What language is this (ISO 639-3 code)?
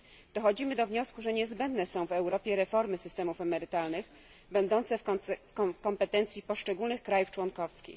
pol